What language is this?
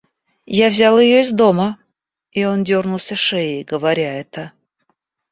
Russian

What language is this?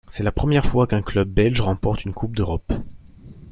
French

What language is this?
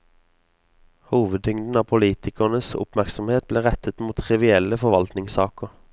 Norwegian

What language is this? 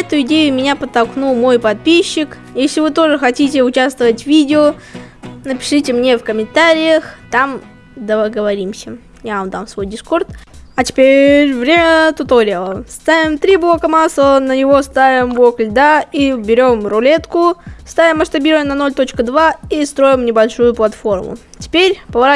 Russian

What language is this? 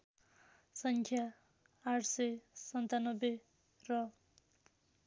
Nepali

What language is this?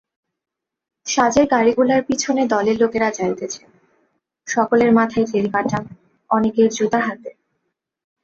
Bangla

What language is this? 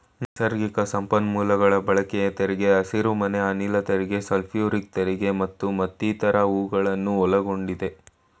Kannada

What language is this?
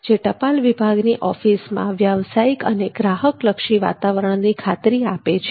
Gujarati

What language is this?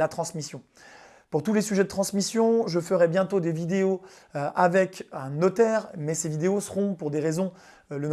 French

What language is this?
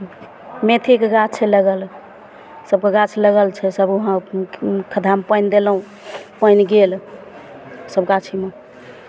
Maithili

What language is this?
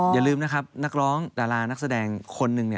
Thai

